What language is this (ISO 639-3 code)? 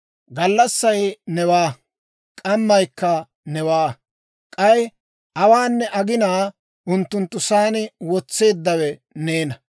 dwr